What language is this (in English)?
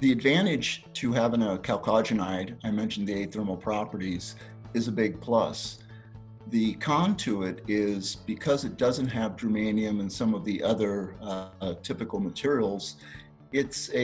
English